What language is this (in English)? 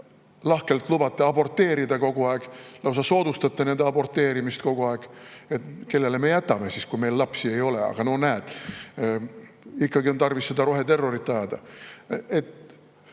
Estonian